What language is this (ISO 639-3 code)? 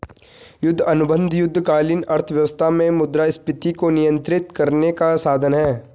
hin